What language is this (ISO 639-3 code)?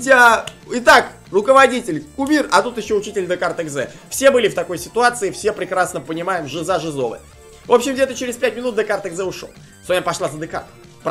rus